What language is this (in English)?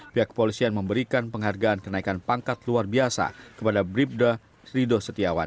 Indonesian